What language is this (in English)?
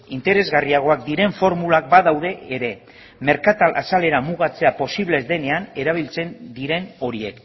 Basque